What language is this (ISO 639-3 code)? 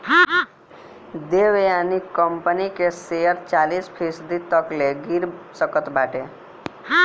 bho